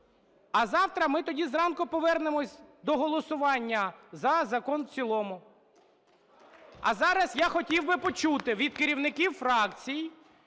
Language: Ukrainian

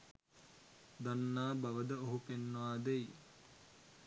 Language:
Sinhala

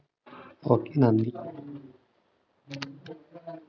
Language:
Malayalam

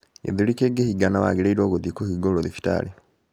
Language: Kikuyu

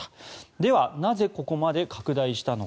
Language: Japanese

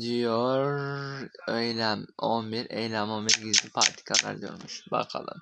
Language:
Turkish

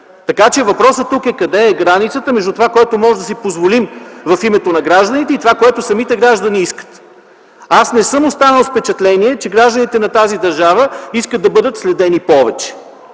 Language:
Bulgarian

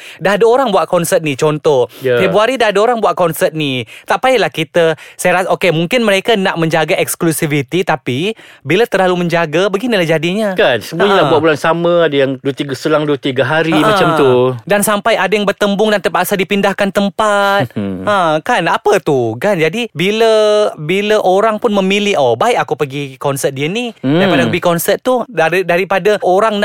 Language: Malay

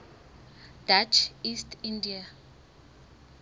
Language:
Southern Sotho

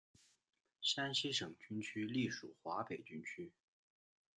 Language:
Chinese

